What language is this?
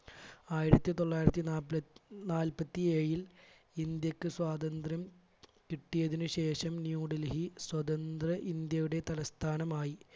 Malayalam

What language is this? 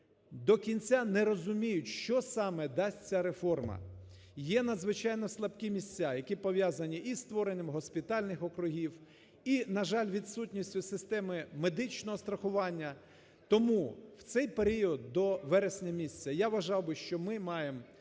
Ukrainian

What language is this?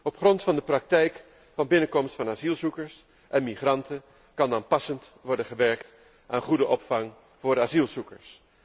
Dutch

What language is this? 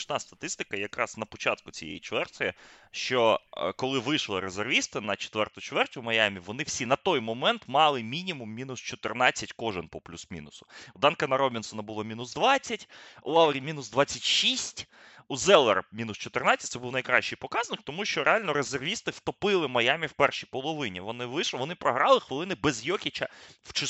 Ukrainian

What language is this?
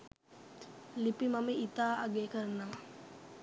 Sinhala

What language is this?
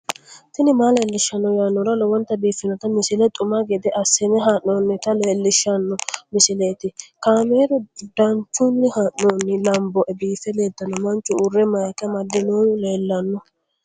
Sidamo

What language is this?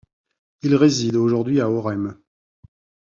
French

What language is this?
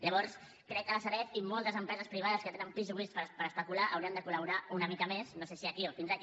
Catalan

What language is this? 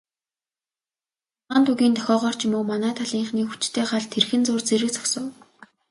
Mongolian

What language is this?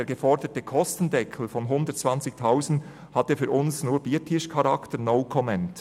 Swiss German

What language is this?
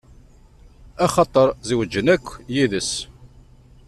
Kabyle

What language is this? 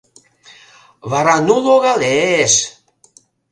Mari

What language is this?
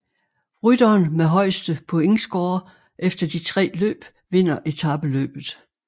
Danish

